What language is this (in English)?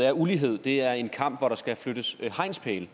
Danish